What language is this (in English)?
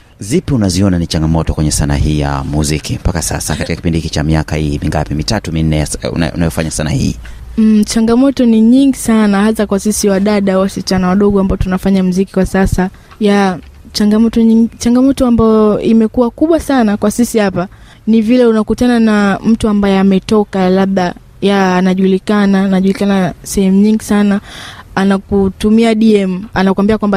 Swahili